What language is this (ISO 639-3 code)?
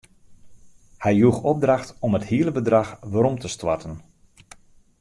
fry